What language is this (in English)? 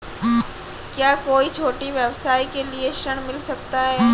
Hindi